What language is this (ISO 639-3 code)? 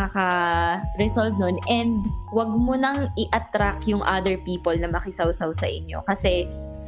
fil